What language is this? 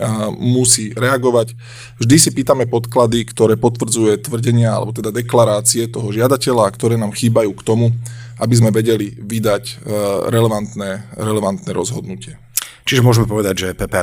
Slovak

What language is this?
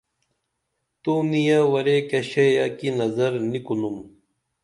Dameli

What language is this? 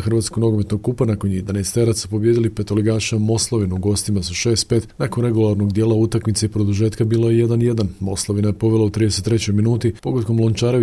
Croatian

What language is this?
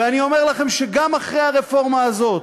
Hebrew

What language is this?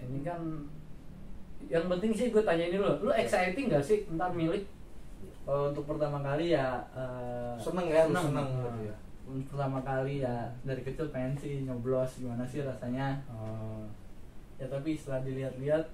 Indonesian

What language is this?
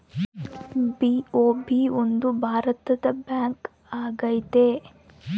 Kannada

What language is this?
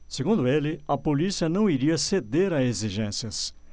Portuguese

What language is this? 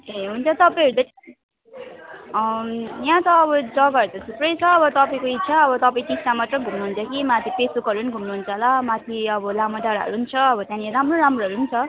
Nepali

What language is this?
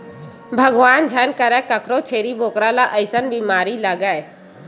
Chhattisgarhi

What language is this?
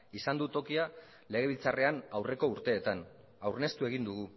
Basque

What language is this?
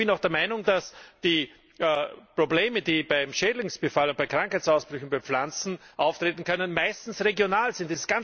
German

